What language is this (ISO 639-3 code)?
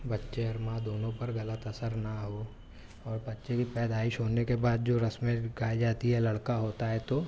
urd